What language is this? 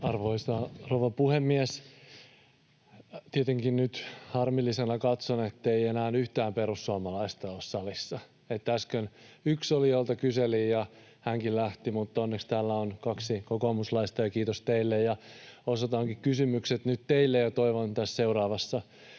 Finnish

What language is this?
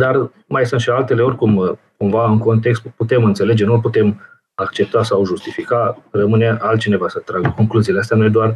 Romanian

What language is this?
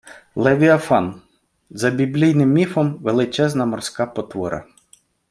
Ukrainian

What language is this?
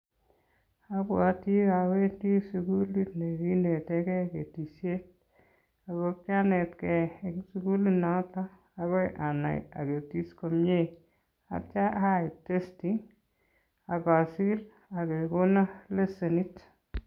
Kalenjin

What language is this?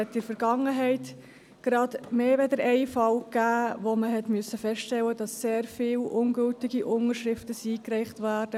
Swiss German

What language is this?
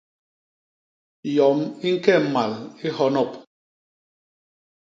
Basaa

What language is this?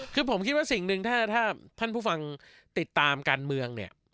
Thai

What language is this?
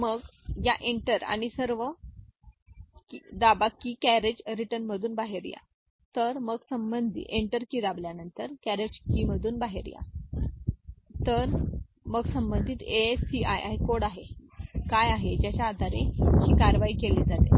Marathi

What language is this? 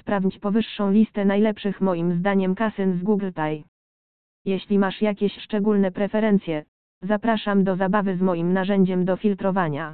Polish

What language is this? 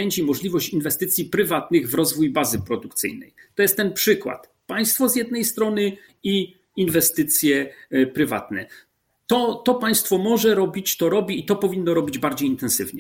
Polish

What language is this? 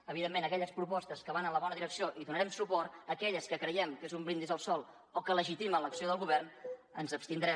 Catalan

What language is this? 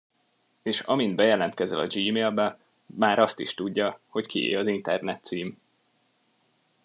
Hungarian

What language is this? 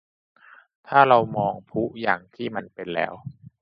Thai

